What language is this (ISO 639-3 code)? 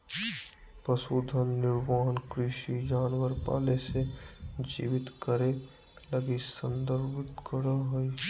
mag